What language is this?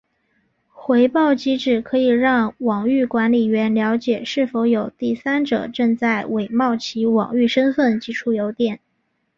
Chinese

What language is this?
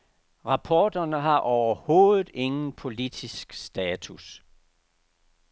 Danish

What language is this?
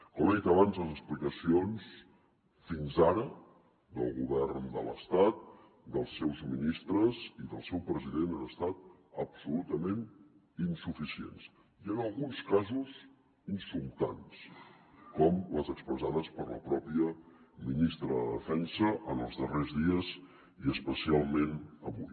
Catalan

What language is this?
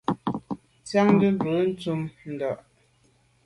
Medumba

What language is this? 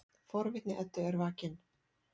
Icelandic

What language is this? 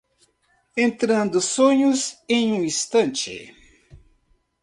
Portuguese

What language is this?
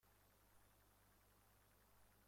Persian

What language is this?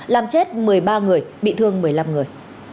Vietnamese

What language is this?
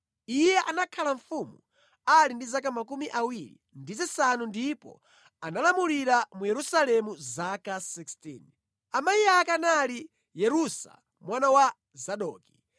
Nyanja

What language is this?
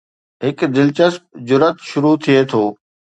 Sindhi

